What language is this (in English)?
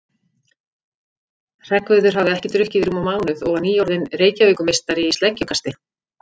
Icelandic